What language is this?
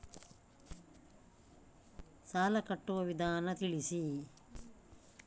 Kannada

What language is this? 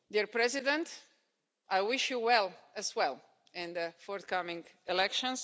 English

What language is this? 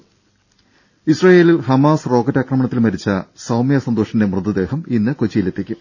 Malayalam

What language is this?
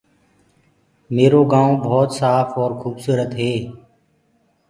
Gurgula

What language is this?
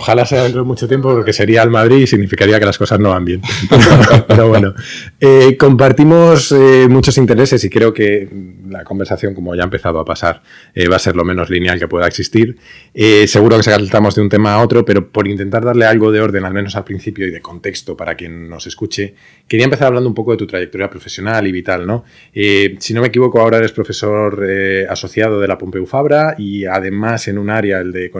Spanish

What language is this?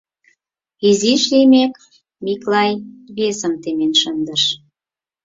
Mari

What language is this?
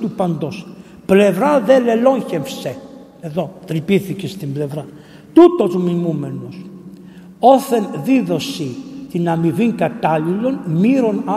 Greek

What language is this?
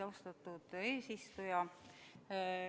Estonian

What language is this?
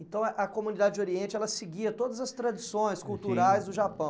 Portuguese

